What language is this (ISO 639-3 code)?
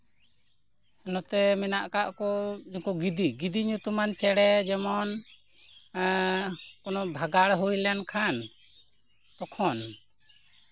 sat